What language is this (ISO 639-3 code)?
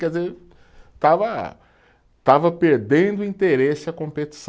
por